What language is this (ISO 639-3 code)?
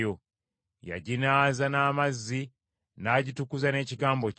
lug